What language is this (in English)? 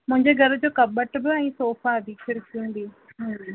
Sindhi